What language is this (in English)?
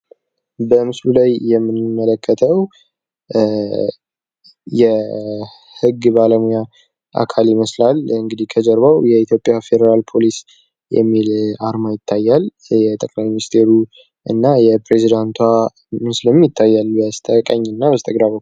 Amharic